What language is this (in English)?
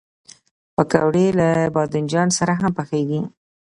Pashto